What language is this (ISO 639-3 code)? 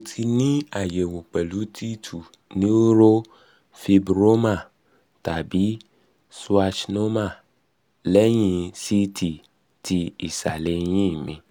yor